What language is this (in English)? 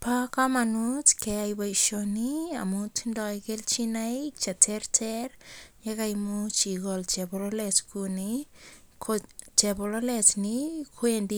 Kalenjin